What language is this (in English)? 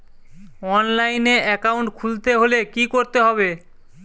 Bangla